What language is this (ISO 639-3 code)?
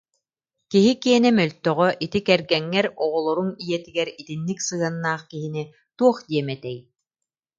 sah